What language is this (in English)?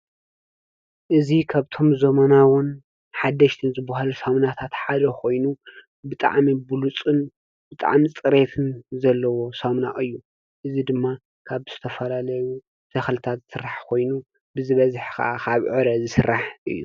Tigrinya